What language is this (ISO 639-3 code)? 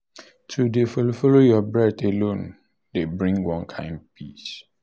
pcm